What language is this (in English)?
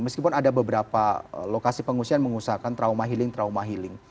Indonesian